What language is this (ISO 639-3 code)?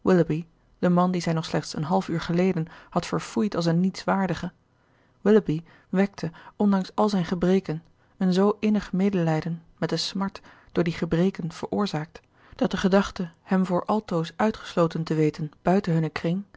nld